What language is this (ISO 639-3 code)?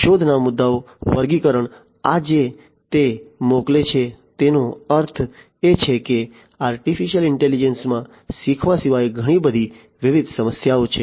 guj